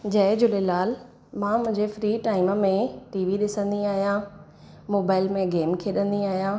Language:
Sindhi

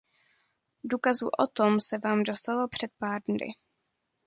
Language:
Czech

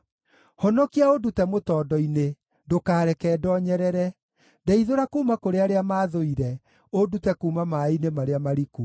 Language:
Kikuyu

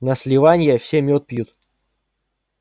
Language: Russian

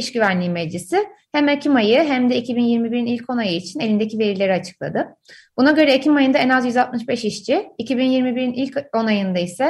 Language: Turkish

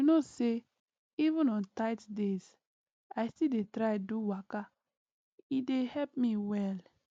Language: Nigerian Pidgin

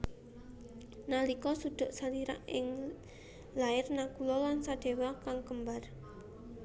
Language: Javanese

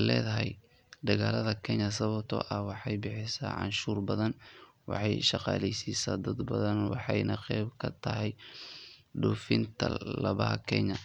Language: Somali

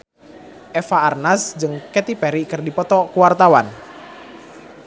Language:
Sundanese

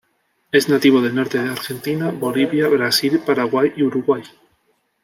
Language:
Spanish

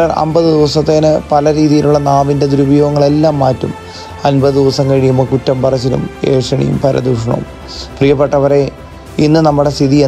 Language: Hindi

